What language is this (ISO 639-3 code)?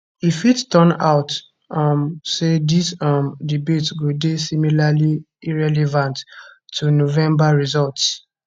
pcm